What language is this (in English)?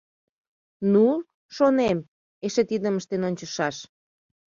Mari